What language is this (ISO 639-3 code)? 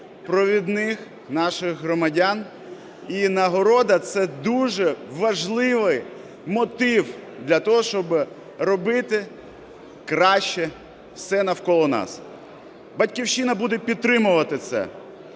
ukr